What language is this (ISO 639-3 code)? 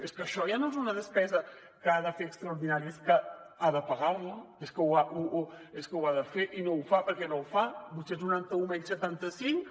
cat